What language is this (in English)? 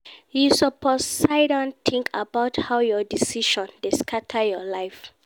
Nigerian Pidgin